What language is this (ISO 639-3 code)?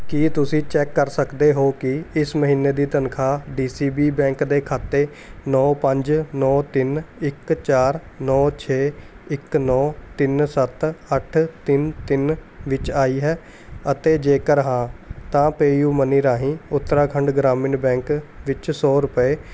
pan